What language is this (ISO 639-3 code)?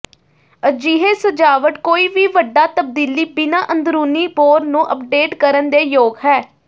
pan